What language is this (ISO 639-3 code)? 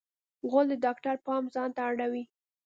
pus